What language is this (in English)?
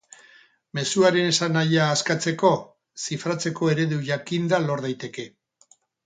Basque